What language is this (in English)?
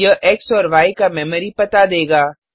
Hindi